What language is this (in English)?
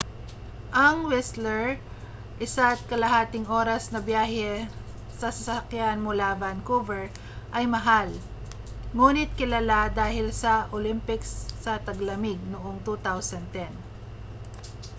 Filipino